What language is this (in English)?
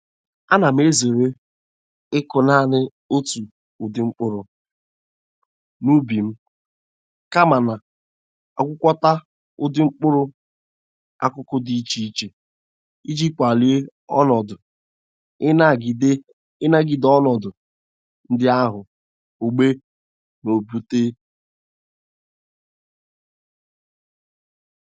Igbo